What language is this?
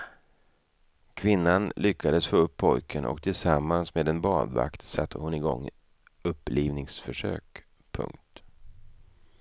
Swedish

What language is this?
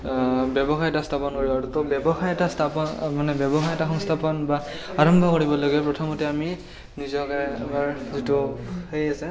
Assamese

